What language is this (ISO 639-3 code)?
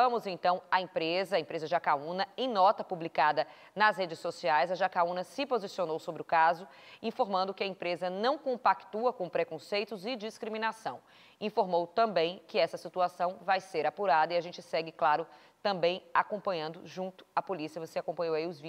por